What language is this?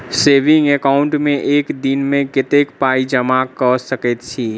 Maithili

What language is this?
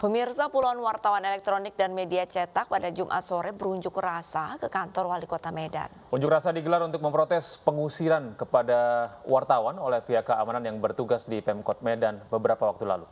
Indonesian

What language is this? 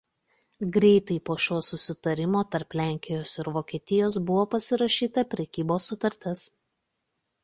Lithuanian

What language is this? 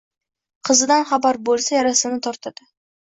Uzbek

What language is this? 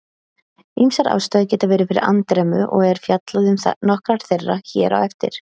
Icelandic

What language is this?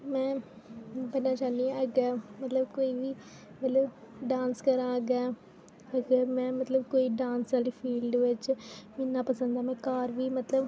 Dogri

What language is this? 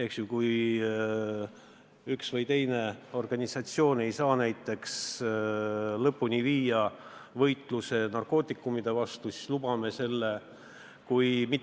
Estonian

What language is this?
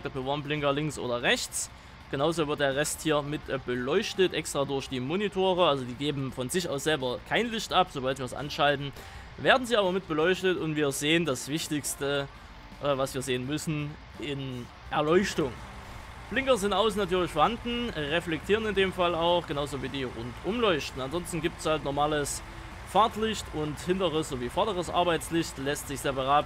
German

